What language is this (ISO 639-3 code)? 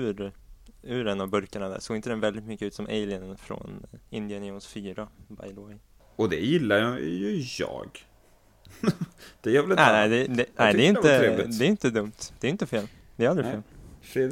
swe